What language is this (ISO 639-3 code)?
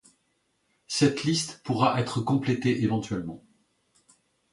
fra